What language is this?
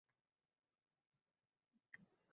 Uzbek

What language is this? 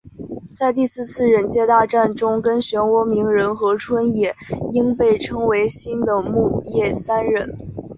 Chinese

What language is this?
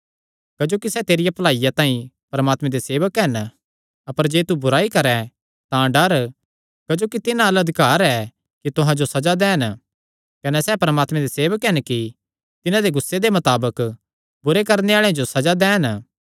Kangri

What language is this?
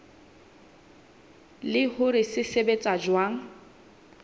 Southern Sotho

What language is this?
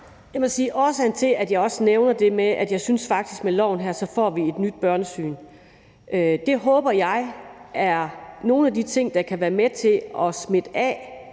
Danish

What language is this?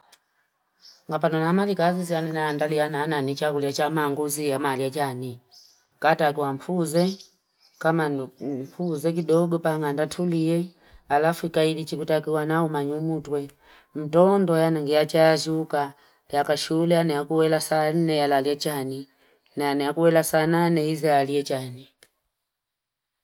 Fipa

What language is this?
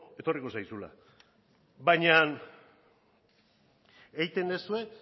Basque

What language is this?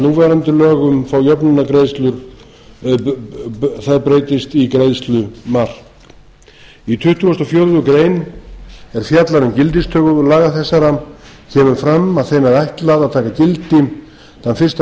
Icelandic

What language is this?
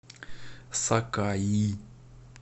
Russian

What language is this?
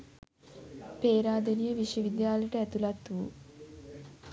Sinhala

